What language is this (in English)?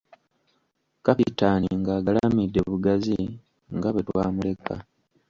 Ganda